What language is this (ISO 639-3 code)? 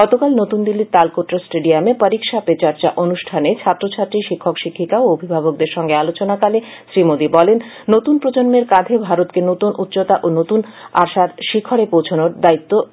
ben